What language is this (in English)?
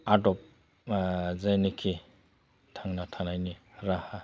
Bodo